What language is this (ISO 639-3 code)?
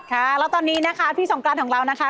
tha